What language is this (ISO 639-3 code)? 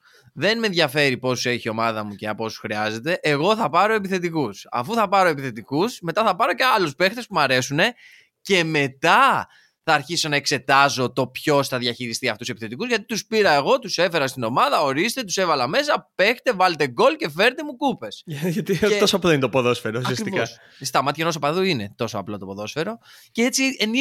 ell